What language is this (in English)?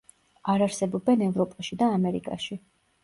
Georgian